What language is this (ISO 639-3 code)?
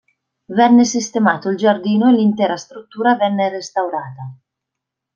ita